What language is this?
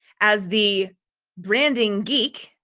English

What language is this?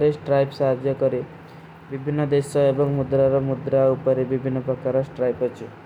Kui (India)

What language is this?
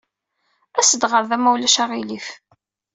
Kabyle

